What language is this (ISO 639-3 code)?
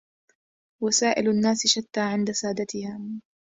ara